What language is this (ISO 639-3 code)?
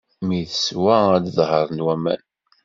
kab